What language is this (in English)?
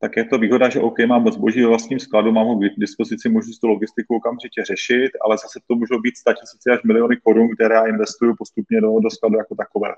Czech